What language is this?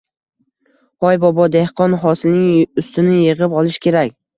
Uzbek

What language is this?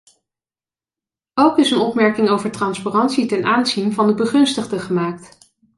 Dutch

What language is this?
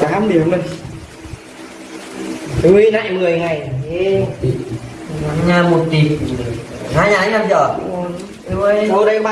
Vietnamese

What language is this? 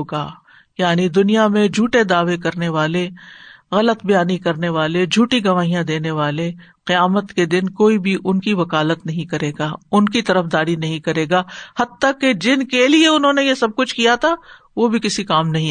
Urdu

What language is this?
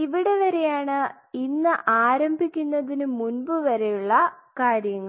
Malayalam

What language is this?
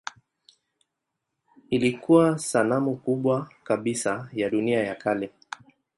Swahili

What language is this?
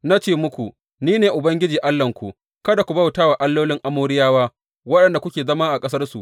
Hausa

